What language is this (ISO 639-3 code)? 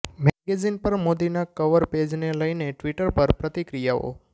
guj